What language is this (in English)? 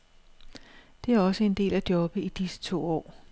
Danish